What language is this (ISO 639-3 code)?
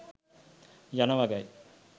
sin